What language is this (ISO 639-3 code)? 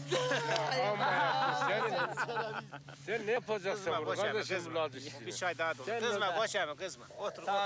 tur